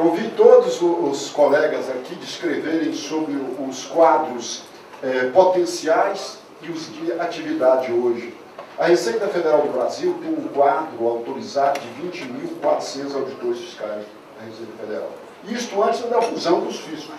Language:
Portuguese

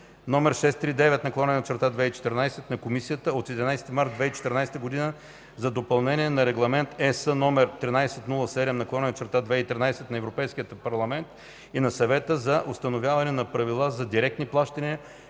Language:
Bulgarian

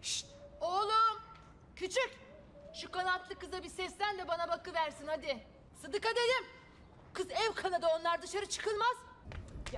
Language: Turkish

